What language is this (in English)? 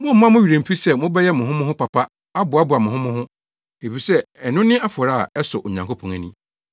Akan